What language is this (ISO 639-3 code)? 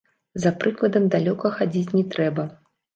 bel